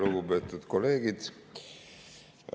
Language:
Estonian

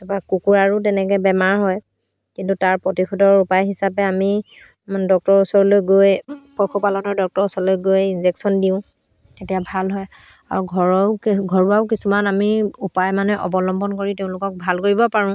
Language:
Assamese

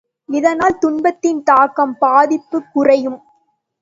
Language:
Tamil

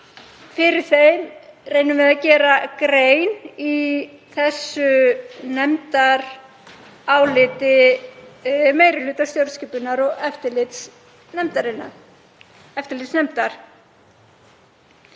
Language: Icelandic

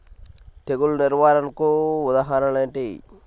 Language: Telugu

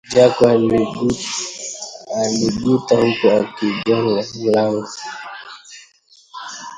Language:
Swahili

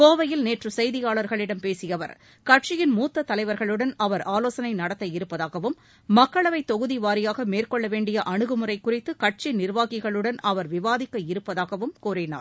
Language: Tamil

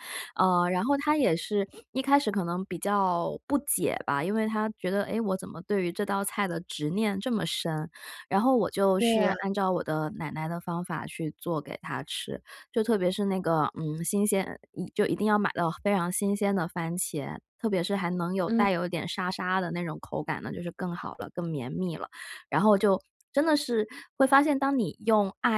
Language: Chinese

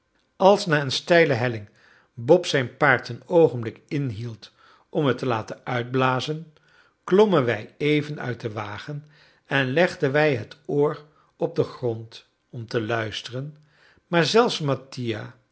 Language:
Dutch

